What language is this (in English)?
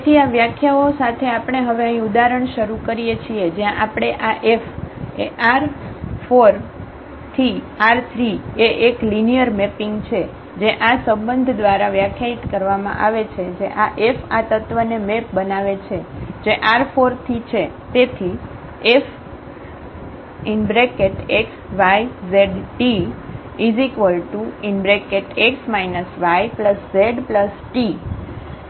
Gujarati